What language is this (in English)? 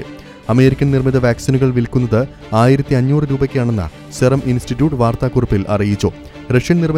Malayalam